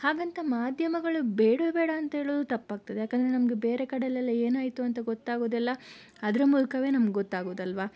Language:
Kannada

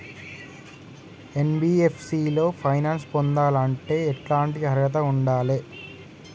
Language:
Telugu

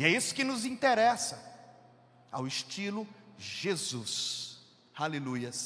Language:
Portuguese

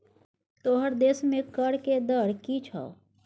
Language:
Maithili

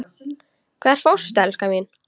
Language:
Icelandic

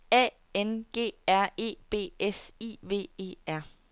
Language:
Danish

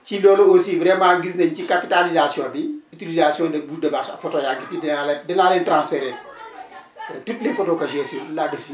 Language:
Wolof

